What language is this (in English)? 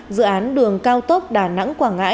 Vietnamese